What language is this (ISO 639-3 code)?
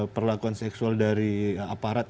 ind